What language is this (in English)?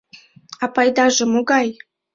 Mari